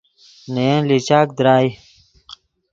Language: Yidgha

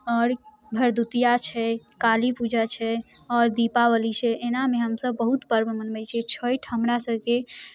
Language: Maithili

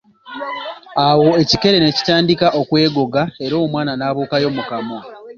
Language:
Ganda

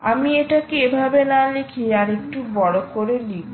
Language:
Bangla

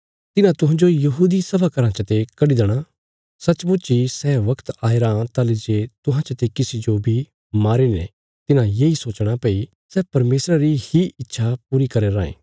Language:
Bilaspuri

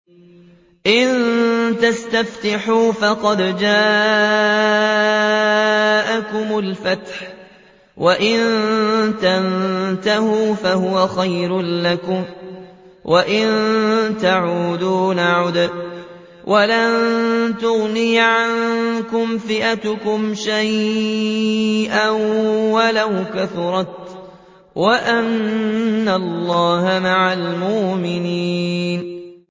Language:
Arabic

